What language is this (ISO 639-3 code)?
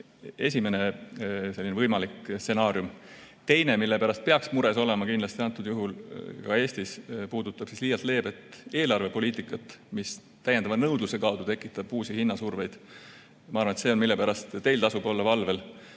est